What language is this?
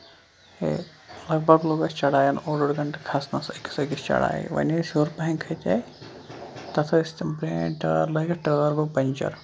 Kashmiri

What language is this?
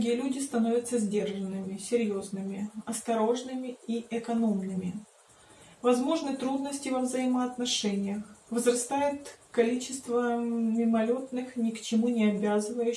Russian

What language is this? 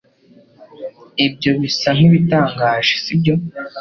Kinyarwanda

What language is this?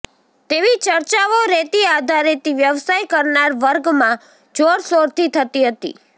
Gujarati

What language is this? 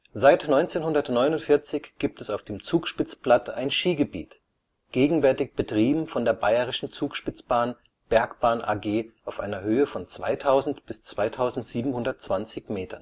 German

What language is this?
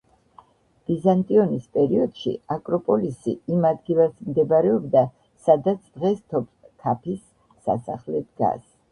Georgian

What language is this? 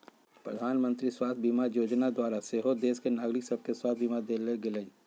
Magahi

